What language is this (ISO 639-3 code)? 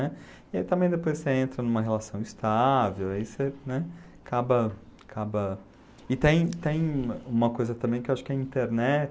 por